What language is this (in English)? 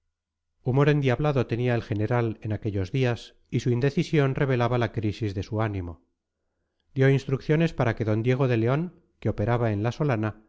Spanish